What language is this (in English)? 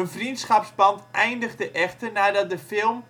Dutch